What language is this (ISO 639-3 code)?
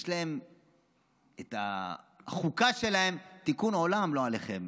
heb